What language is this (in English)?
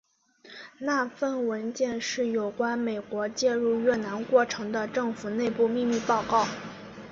Chinese